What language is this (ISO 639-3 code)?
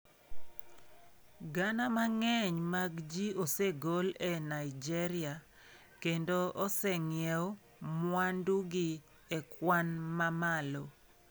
luo